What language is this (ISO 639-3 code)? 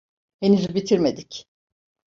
tur